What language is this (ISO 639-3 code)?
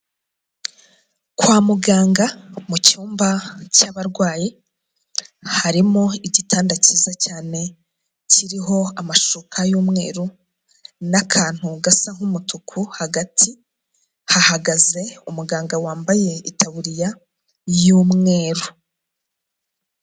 kin